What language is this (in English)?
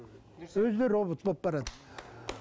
Kazakh